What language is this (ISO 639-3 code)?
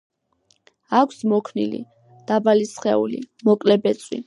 kat